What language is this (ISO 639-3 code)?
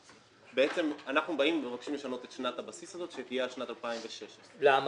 heb